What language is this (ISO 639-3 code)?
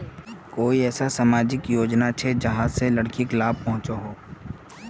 mag